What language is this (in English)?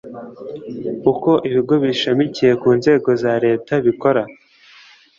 Kinyarwanda